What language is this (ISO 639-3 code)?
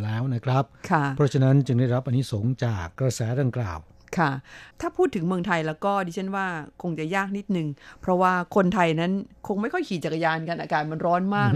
tha